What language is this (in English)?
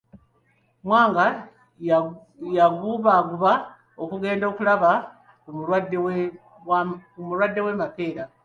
Ganda